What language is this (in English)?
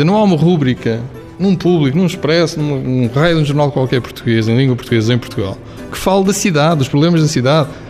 Portuguese